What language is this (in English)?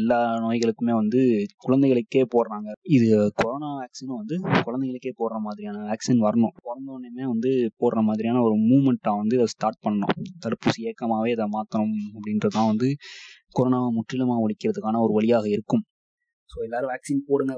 Tamil